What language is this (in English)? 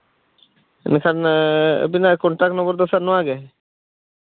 Santali